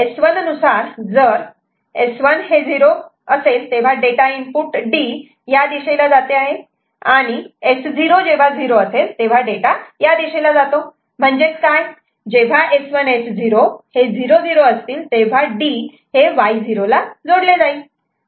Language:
Marathi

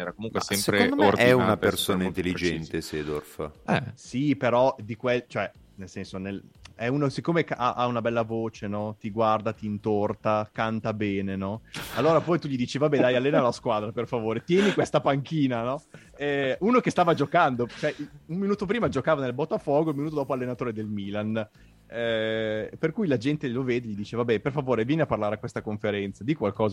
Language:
Italian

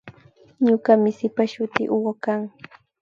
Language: Imbabura Highland Quichua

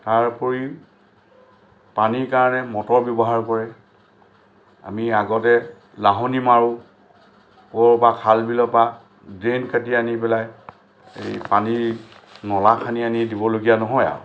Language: Assamese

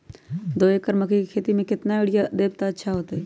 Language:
Magahi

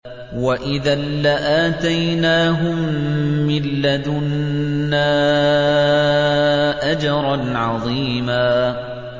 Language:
Arabic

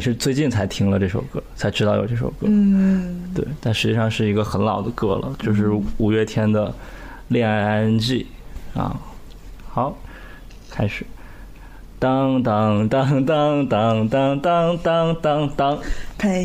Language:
Chinese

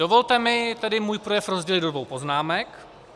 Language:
Czech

